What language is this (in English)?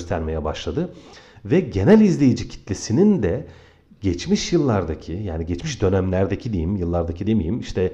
Turkish